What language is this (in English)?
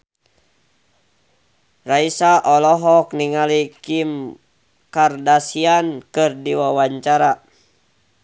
Sundanese